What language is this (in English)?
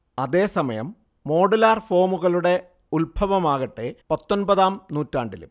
Malayalam